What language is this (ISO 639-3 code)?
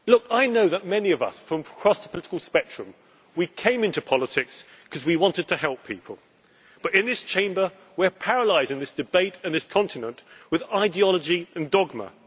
eng